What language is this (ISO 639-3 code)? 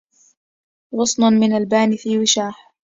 ara